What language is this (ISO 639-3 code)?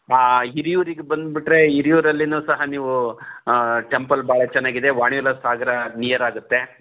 kan